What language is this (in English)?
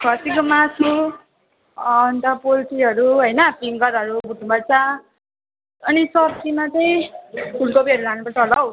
Nepali